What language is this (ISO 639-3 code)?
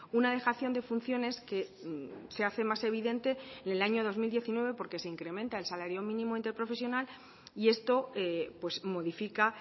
spa